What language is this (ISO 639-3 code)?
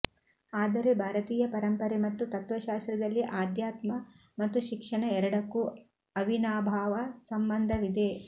kan